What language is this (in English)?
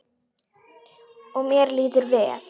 Icelandic